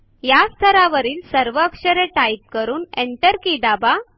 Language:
Marathi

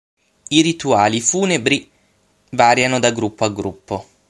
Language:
Italian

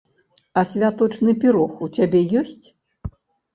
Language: Belarusian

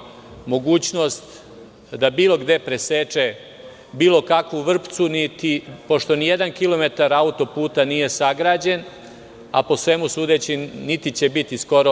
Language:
Serbian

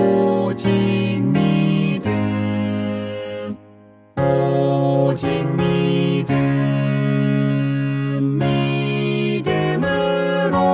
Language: Korean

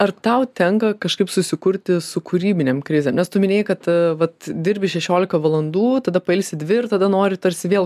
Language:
Lithuanian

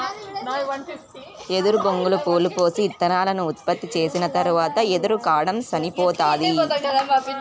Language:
Telugu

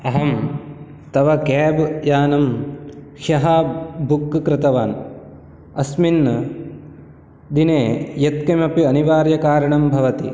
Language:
Sanskrit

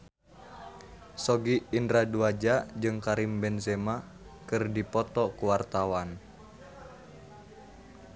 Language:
Sundanese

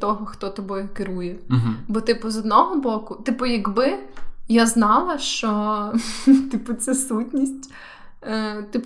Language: Ukrainian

